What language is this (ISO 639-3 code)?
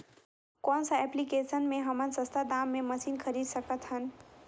hne